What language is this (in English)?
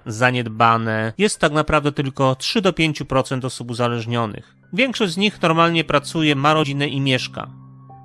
Polish